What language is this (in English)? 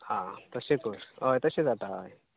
Konkani